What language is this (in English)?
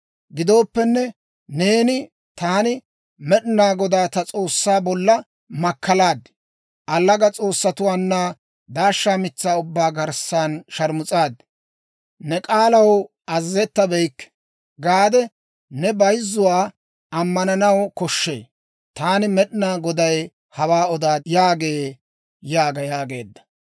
Dawro